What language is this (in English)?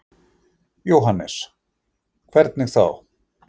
Icelandic